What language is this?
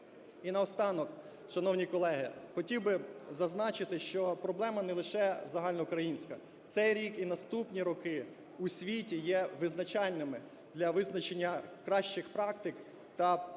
Ukrainian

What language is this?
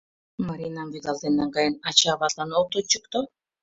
Mari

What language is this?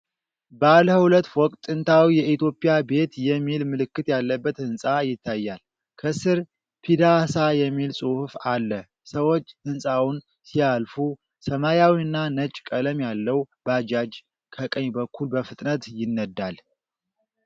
Amharic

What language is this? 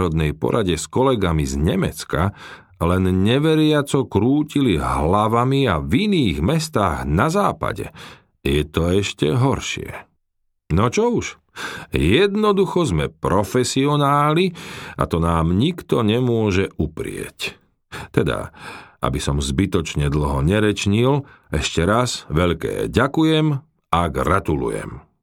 Slovak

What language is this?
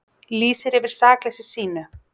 Icelandic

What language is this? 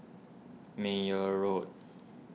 English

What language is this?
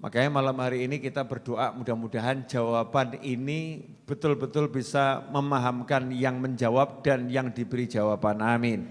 Indonesian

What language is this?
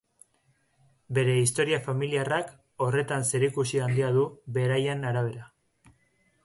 Basque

